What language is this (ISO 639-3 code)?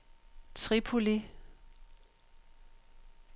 dan